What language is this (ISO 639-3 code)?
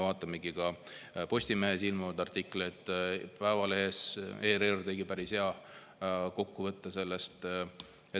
est